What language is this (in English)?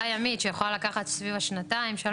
Hebrew